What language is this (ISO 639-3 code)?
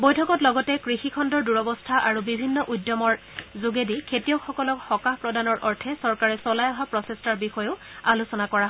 asm